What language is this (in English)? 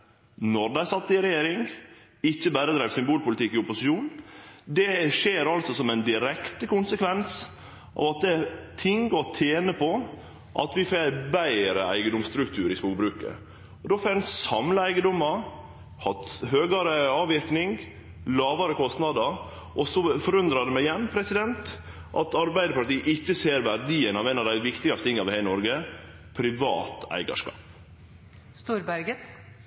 Norwegian Nynorsk